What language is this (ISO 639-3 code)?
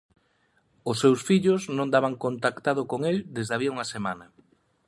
glg